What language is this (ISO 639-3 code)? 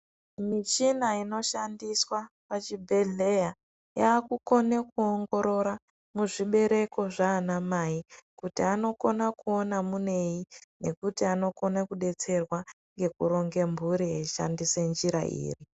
ndc